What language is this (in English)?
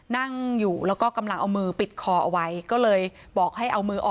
Thai